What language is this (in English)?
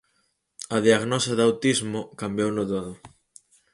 Galician